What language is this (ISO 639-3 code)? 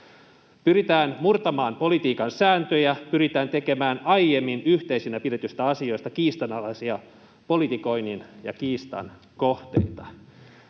fin